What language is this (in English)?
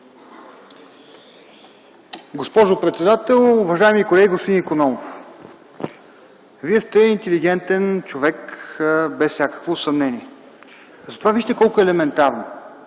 Bulgarian